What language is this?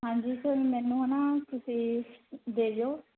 Punjabi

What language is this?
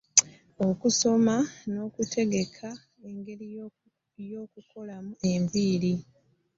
Ganda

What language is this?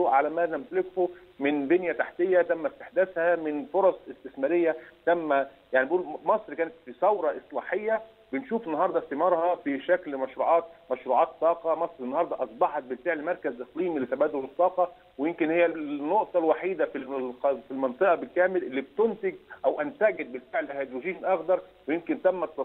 Arabic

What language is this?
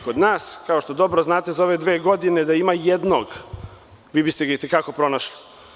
Serbian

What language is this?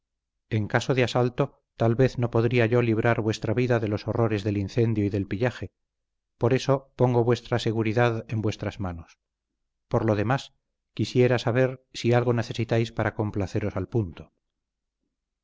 Spanish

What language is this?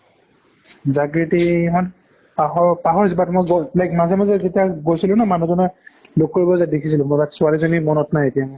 Assamese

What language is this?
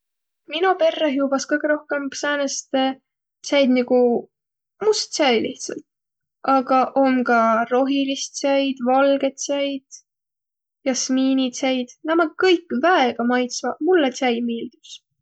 Võro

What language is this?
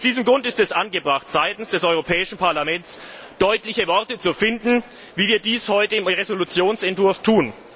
German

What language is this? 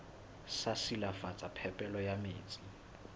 Southern Sotho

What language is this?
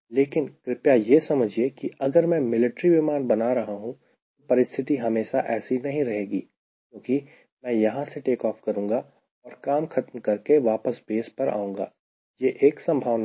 Hindi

